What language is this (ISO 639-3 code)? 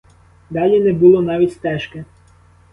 ukr